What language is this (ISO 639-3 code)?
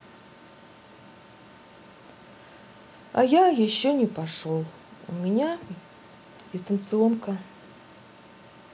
rus